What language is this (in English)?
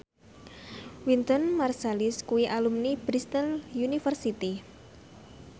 Javanese